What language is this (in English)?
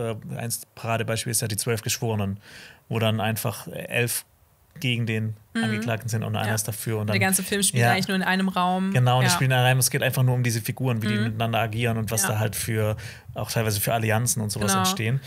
German